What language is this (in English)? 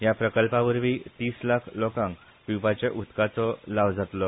Konkani